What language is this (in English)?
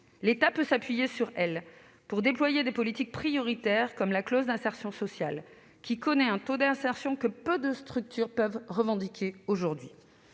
French